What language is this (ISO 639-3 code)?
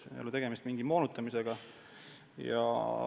est